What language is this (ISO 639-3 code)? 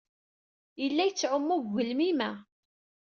kab